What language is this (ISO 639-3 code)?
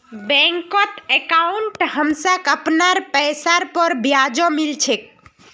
mag